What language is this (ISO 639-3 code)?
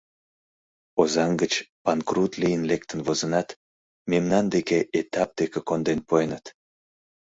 chm